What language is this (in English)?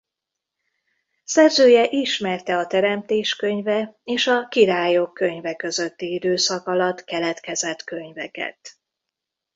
Hungarian